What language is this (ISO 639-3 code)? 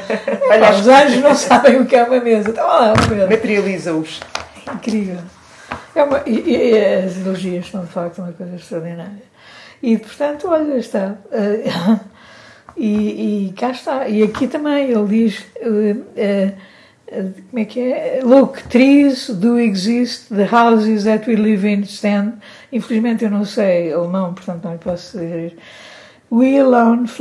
por